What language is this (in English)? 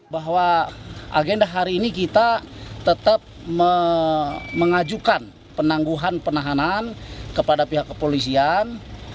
Indonesian